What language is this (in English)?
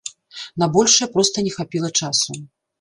Belarusian